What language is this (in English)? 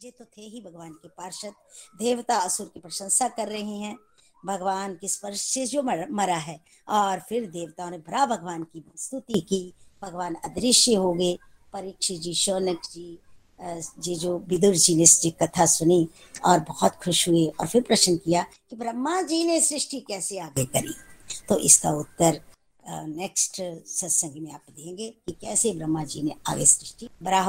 Hindi